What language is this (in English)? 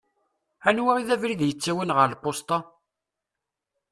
Kabyle